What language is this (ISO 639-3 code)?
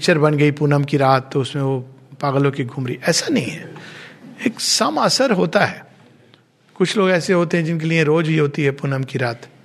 hin